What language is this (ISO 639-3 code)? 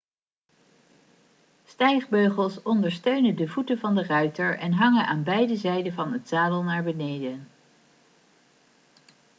nld